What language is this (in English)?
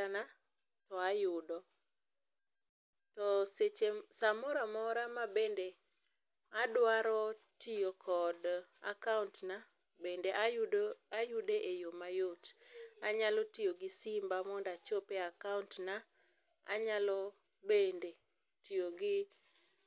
Luo (Kenya and Tanzania)